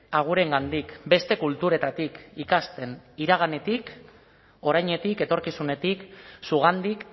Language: Basque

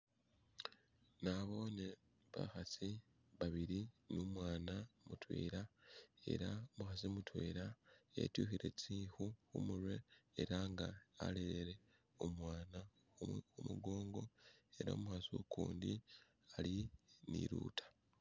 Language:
Masaaba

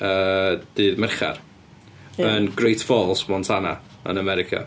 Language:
Welsh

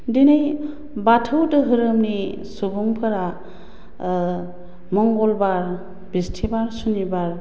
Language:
Bodo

